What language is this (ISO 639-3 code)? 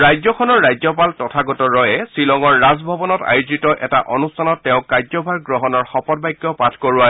asm